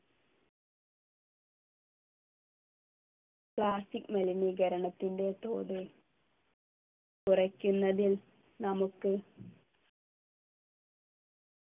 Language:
Malayalam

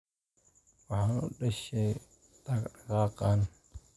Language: Somali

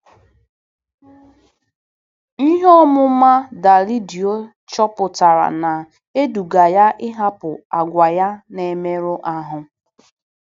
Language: Igbo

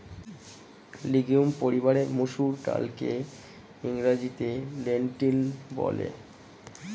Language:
Bangla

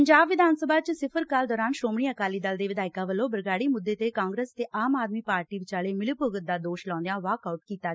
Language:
Punjabi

